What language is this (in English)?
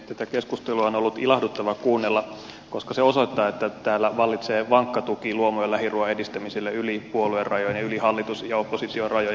Finnish